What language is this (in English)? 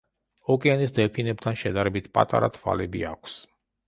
Georgian